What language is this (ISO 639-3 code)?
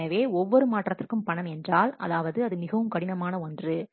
tam